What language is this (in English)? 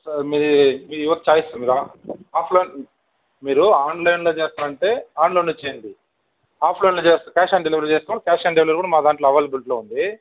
Telugu